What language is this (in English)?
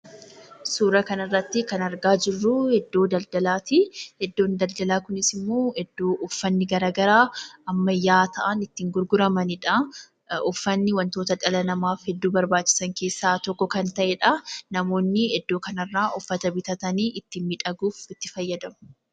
Oromo